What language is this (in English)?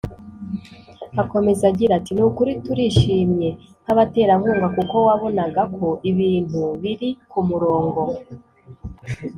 Kinyarwanda